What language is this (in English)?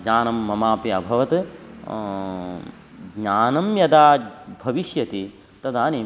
Sanskrit